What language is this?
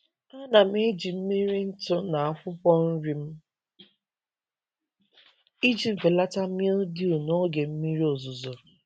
Igbo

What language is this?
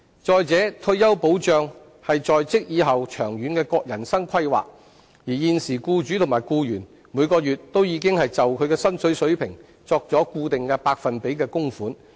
Cantonese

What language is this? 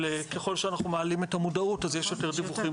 Hebrew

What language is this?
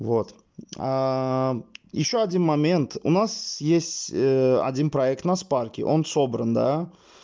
Russian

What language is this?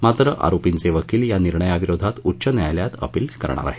Marathi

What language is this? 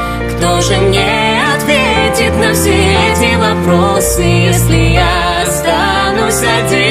Russian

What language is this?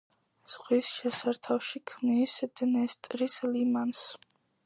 Georgian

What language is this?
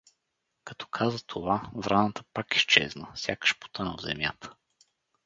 Bulgarian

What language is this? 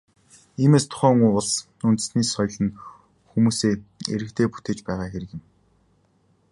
Mongolian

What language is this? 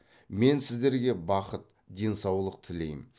Kazakh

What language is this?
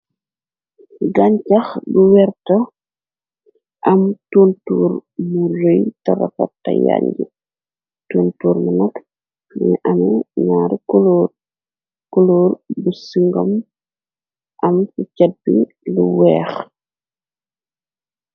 Wolof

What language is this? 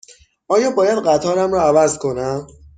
Persian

